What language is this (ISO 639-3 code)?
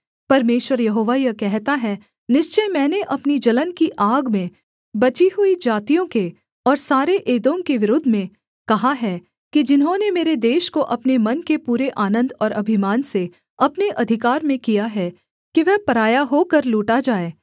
hin